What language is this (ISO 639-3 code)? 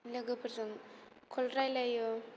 brx